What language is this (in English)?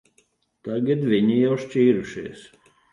Latvian